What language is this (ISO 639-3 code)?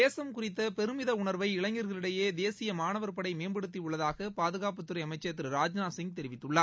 tam